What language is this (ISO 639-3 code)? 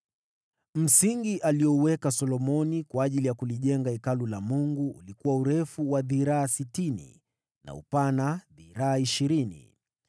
swa